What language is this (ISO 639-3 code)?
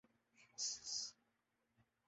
urd